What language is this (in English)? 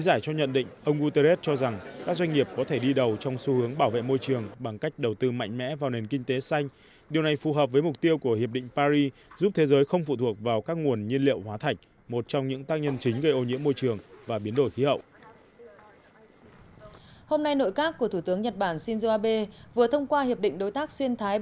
Vietnamese